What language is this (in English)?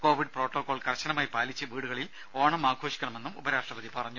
Malayalam